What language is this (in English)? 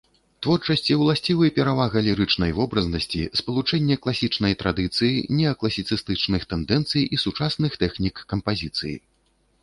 Belarusian